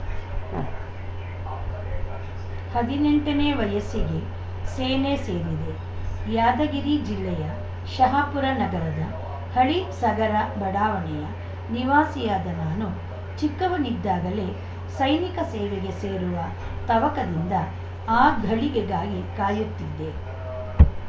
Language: Kannada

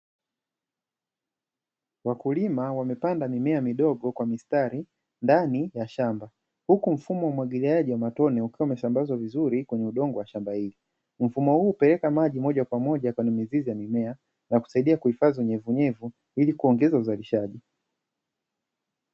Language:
Swahili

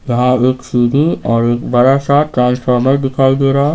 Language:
Hindi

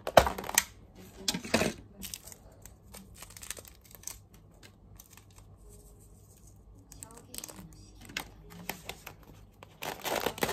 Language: Japanese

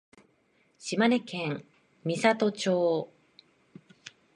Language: Japanese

